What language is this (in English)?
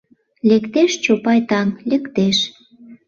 Mari